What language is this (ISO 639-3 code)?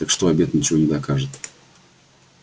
rus